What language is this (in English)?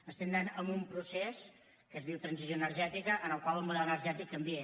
Catalan